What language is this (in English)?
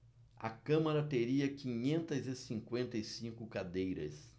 Portuguese